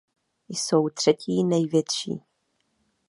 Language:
Czech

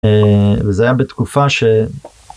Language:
Hebrew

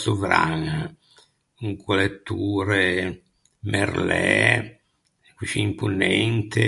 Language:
Ligurian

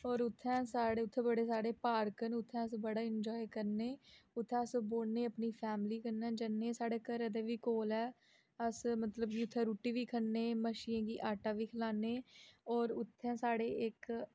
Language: Dogri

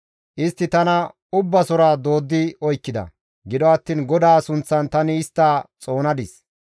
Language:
Gamo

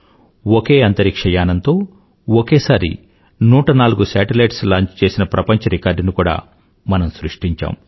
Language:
Telugu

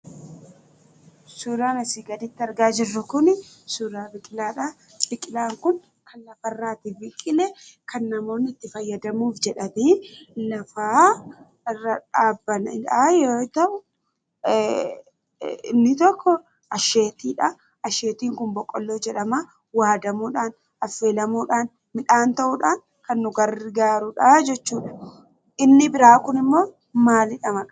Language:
Oromo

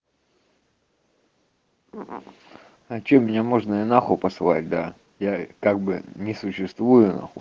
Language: Russian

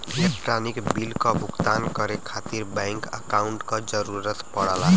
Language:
Bhojpuri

